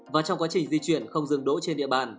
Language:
Vietnamese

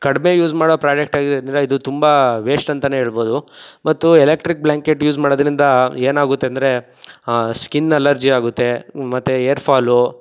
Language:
Kannada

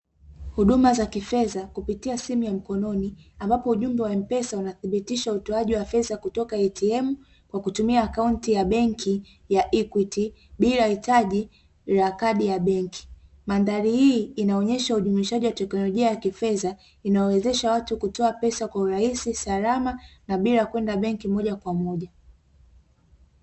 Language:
Swahili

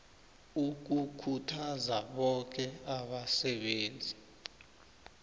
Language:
South Ndebele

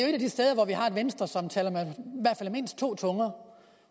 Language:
Danish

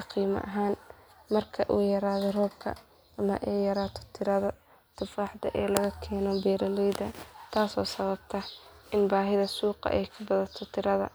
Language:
Somali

